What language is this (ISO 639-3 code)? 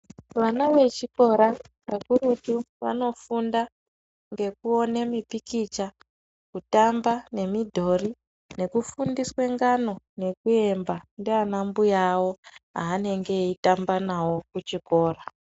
ndc